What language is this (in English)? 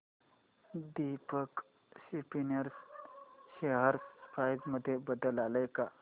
Marathi